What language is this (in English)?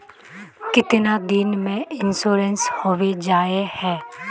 Magahi